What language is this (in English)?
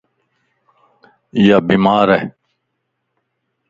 Lasi